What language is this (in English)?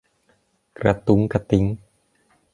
Thai